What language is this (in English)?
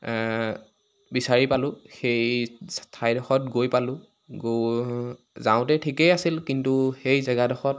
Assamese